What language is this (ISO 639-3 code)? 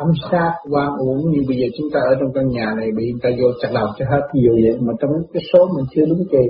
vie